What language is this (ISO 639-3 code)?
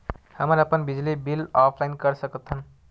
hne